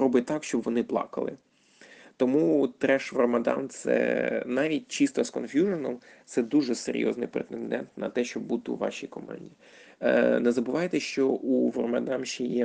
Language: Ukrainian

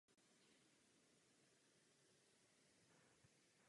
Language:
Czech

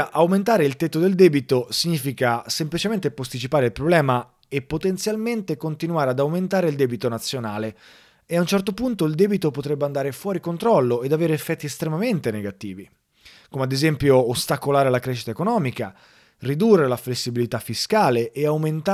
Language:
Italian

